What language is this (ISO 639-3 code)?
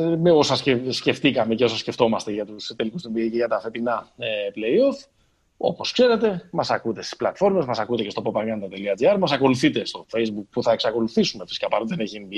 ell